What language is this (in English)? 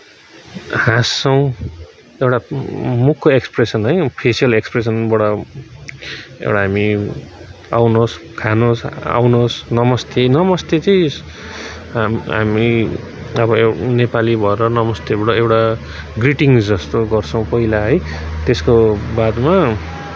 Nepali